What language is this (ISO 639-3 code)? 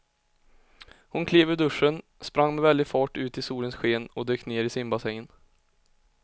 swe